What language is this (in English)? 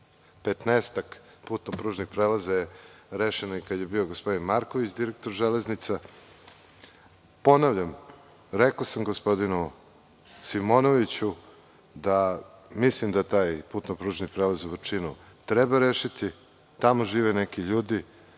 Serbian